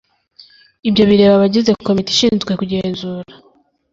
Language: Kinyarwanda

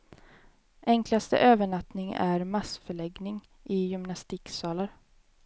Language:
Swedish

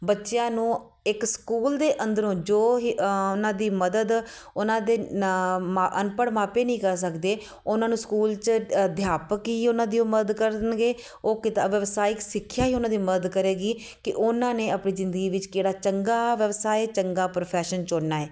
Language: Punjabi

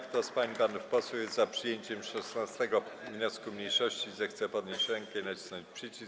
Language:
Polish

